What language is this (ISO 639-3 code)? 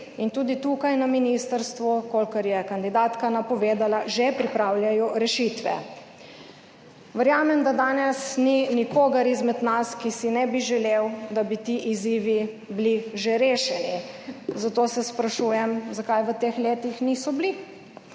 slv